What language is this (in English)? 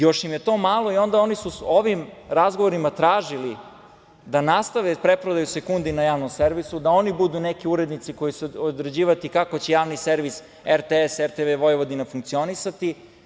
Serbian